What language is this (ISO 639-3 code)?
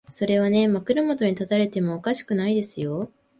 jpn